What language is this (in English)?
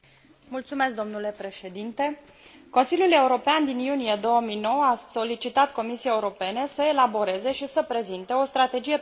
Romanian